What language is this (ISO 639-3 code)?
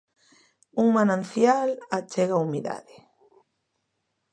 glg